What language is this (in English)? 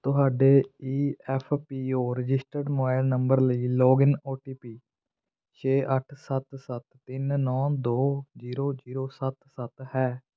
Punjabi